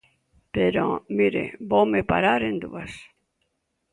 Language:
Galician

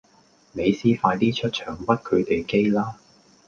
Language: Cantonese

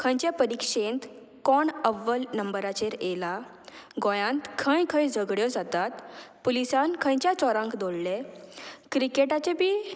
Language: Konkani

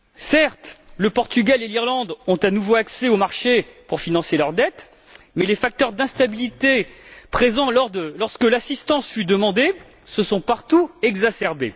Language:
French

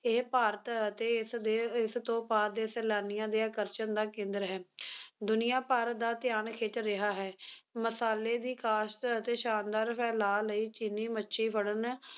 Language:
Punjabi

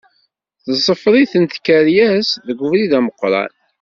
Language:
Kabyle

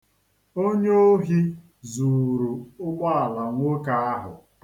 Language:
Igbo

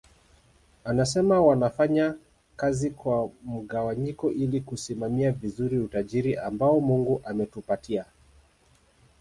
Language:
Swahili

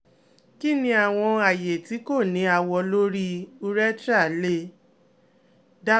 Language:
Yoruba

